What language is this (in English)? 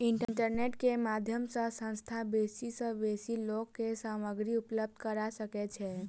Maithili